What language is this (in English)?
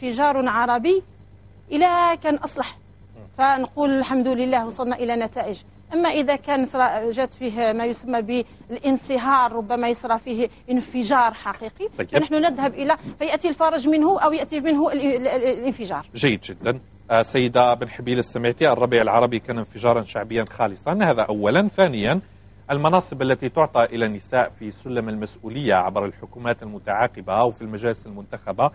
Arabic